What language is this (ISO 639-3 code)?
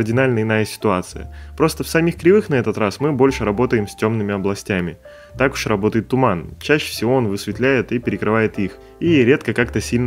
rus